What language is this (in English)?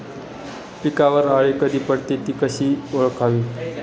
Marathi